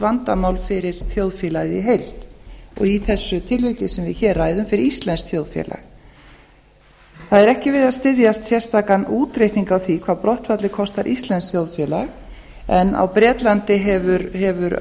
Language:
Icelandic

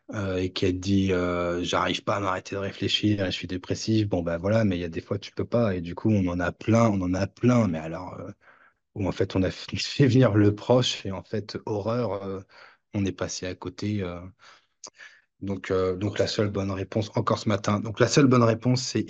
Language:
French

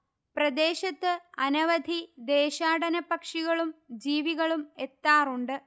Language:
Malayalam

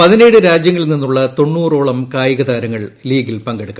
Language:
Malayalam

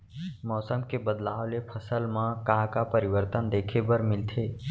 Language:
Chhattisgarhi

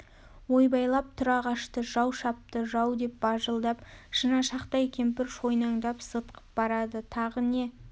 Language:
Kazakh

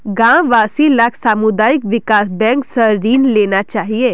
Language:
Magahi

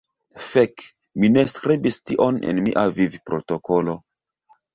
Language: Esperanto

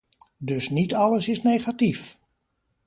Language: Dutch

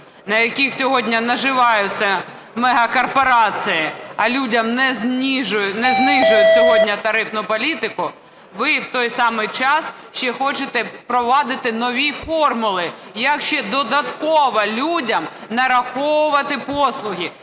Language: Ukrainian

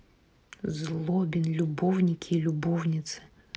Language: Russian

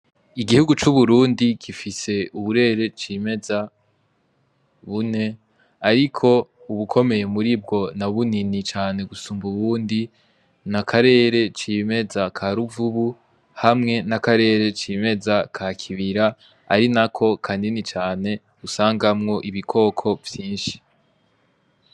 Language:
Rundi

